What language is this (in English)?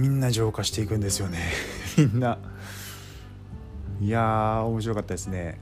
Japanese